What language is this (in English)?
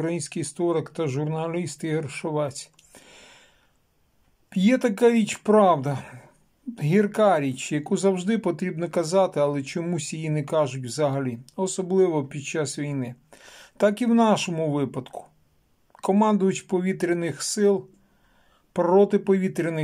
Ukrainian